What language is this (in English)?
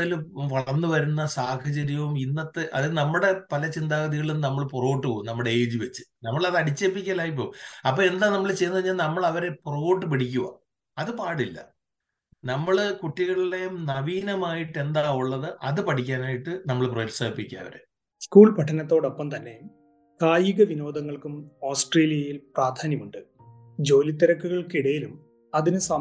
Malayalam